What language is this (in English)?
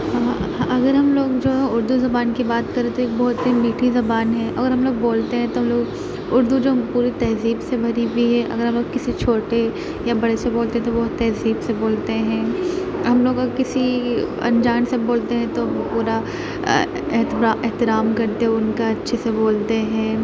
Urdu